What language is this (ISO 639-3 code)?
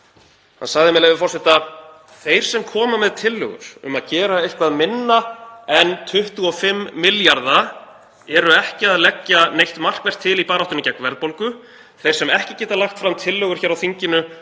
isl